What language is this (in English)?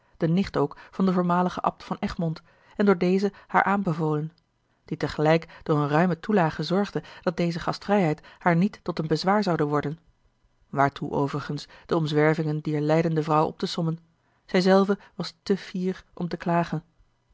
Dutch